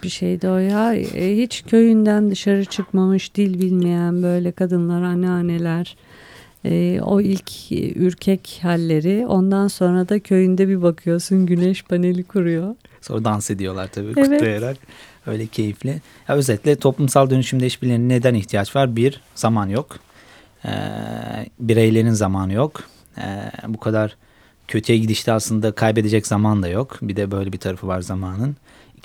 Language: Turkish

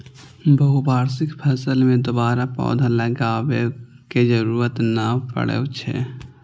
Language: Maithili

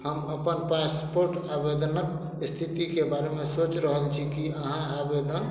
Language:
Maithili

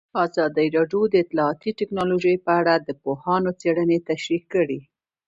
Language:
Pashto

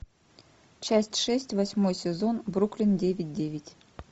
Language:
Russian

